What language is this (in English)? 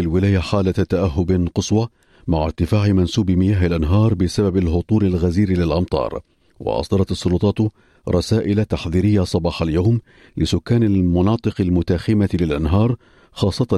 Arabic